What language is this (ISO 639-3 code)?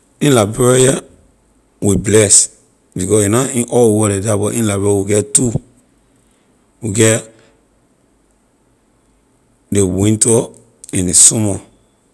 lir